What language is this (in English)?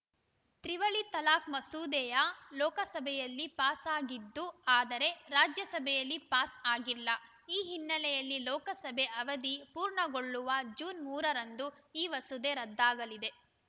Kannada